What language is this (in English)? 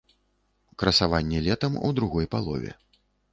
Belarusian